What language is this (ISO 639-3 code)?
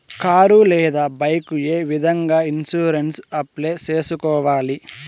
tel